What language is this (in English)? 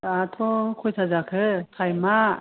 Bodo